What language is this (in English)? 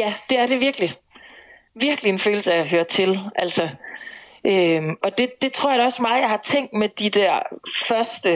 Danish